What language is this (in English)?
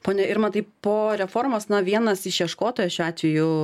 Lithuanian